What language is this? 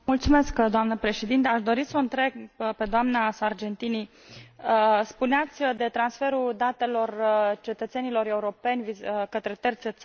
Romanian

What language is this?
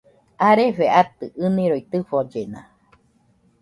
Nüpode Huitoto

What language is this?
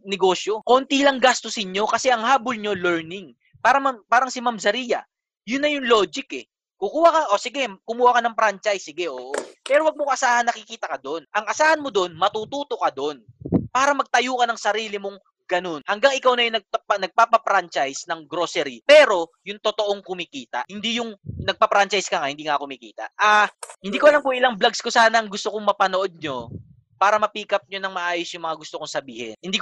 Filipino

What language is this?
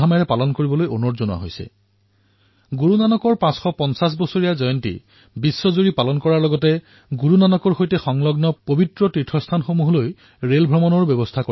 Assamese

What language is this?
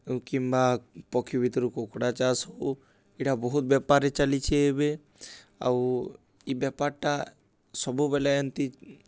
Odia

